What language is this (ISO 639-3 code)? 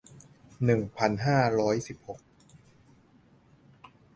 tha